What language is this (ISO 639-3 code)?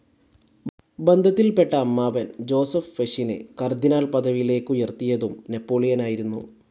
mal